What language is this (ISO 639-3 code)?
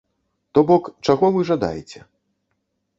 bel